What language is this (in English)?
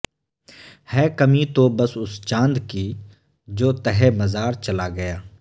Urdu